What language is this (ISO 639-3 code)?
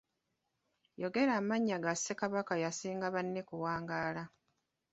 lug